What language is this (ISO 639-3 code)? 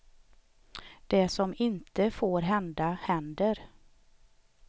swe